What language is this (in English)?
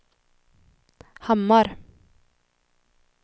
Swedish